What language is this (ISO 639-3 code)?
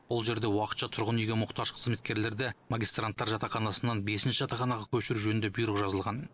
kaz